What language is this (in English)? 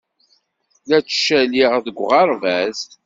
Kabyle